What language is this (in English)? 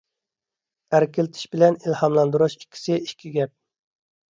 Uyghur